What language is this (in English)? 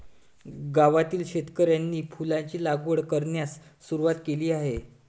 Marathi